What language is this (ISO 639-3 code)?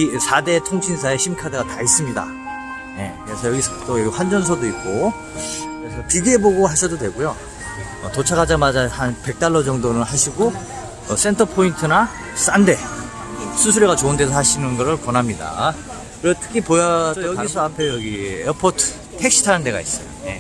kor